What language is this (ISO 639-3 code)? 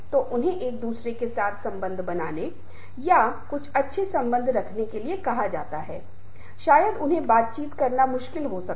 hin